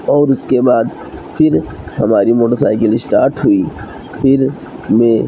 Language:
Urdu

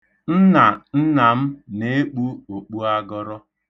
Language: Igbo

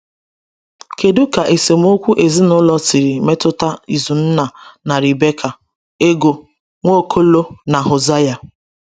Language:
Igbo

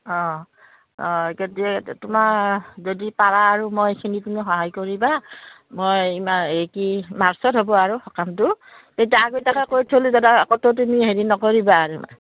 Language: Assamese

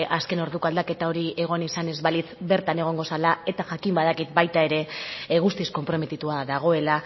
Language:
Basque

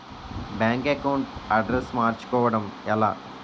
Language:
Telugu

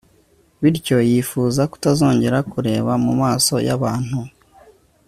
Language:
Kinyarwanda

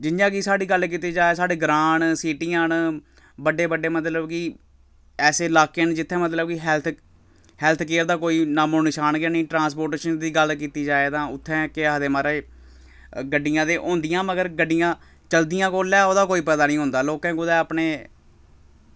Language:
Dogri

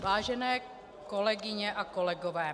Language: Czech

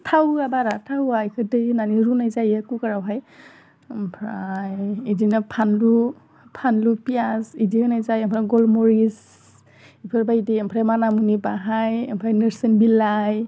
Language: Bodo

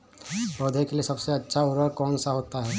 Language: Hindi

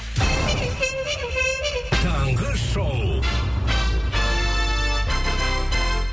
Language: Kazakh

